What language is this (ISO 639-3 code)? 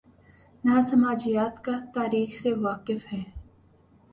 urd